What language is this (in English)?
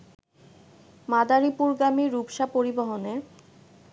Bangla